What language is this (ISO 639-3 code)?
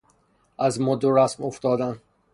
fas